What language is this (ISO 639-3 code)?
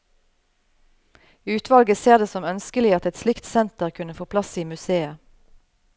nor